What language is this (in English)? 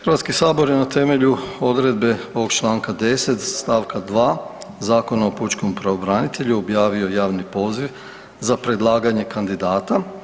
Croatian